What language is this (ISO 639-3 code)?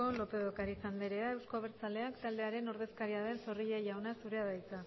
eus